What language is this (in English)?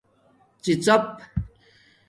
Domaaki